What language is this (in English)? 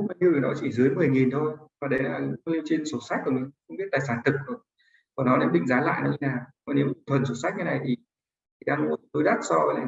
Vietnamese